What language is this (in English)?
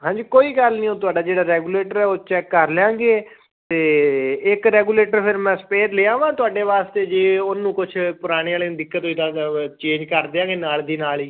Punjabi